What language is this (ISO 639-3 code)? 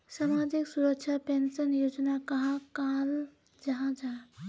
mag